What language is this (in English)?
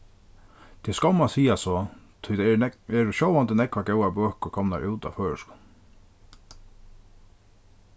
Faroese